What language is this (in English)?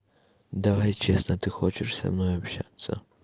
Russian